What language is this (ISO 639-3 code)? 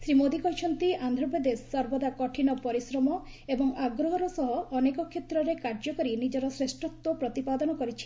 ori